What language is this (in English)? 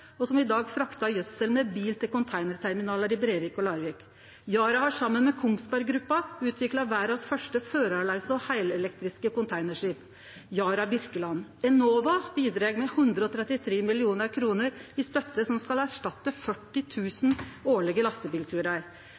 Norwegian Nynorsk